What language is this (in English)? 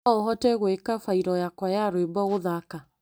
Kikuyu